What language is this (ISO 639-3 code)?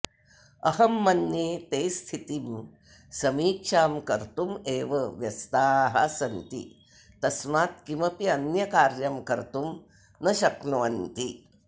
san